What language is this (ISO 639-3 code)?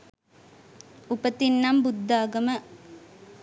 sin